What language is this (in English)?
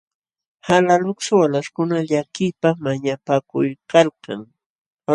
Jauja Wanca Quechua